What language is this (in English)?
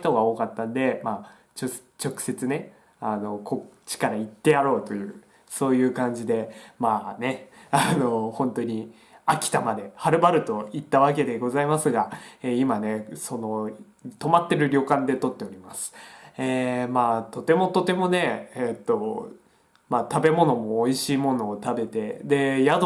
Japanese